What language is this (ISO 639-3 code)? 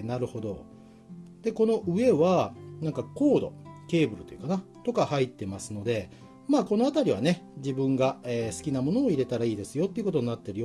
jpn